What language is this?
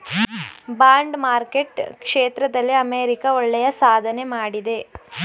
Kannada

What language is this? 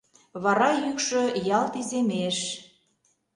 Mari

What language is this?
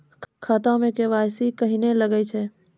Maithili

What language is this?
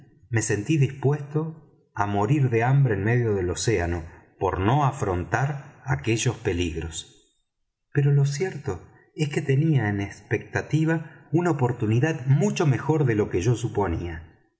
Spanish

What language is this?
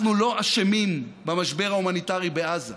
Hebrew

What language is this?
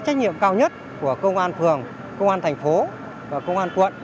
Vietnamese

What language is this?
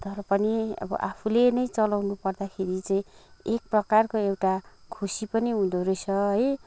Nepali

